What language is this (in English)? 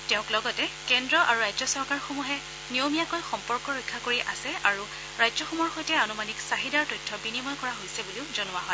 Assamese